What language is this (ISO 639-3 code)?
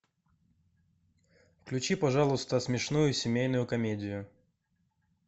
rus